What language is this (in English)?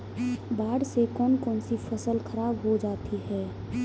Hindi